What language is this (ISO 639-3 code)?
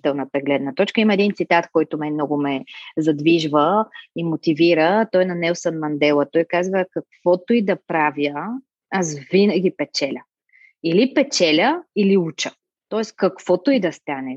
bul